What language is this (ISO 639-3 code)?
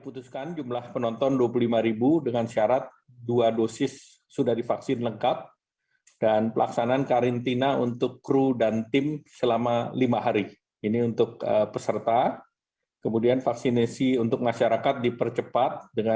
ind